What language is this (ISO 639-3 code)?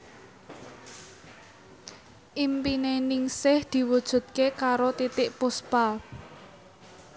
jav